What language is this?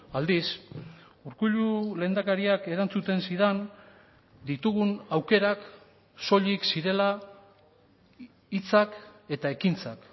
Basque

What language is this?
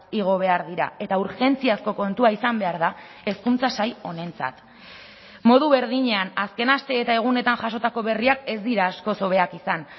Basque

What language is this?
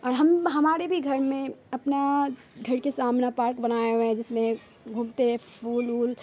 Urdu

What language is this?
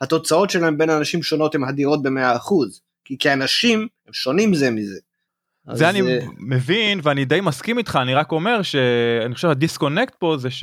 Hebrew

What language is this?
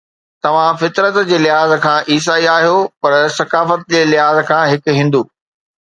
Sindhi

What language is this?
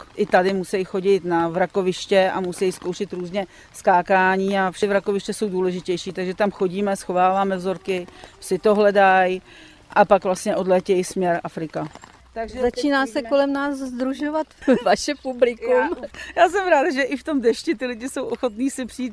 Czech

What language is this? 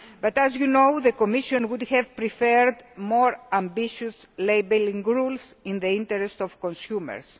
English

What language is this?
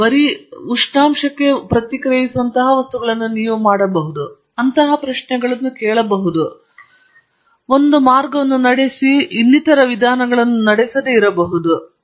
Kannada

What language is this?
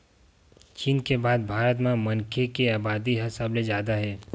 Chhattisgarhi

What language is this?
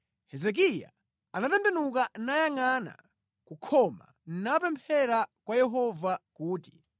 Nyanja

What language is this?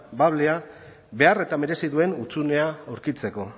Basque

